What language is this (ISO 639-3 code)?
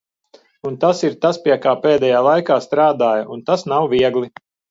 lav